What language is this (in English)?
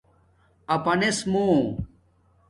Domaaki